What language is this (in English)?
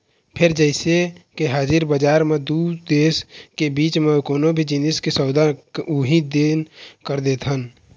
Chhattisgarhi